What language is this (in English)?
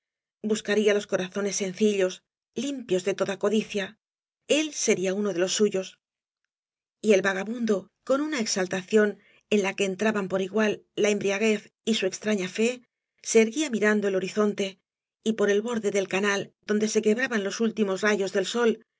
Spanish